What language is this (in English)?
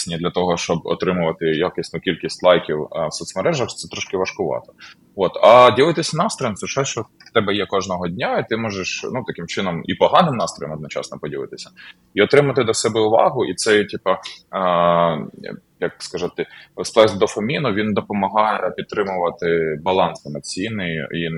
Ukrainian